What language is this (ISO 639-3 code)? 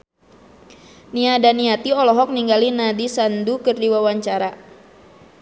sun